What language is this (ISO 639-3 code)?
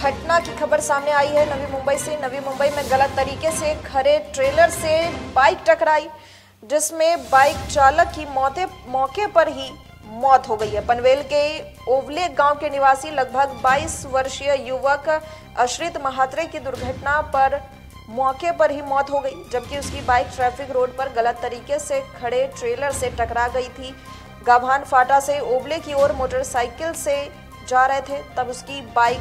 hin